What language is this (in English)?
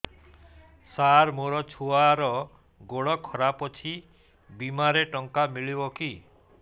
Odia